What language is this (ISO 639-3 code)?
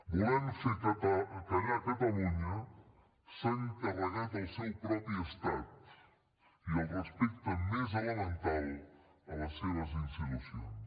cat